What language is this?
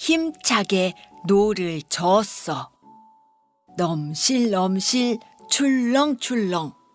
Korean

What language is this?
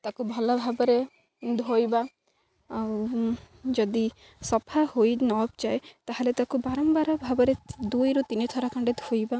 Odia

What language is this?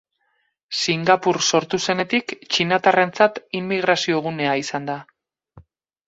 Basque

